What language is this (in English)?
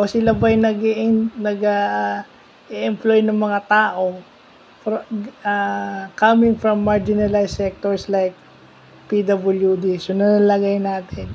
Filipino